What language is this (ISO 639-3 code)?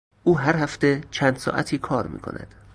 fas